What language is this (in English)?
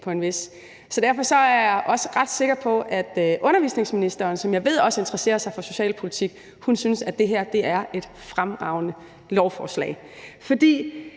Danish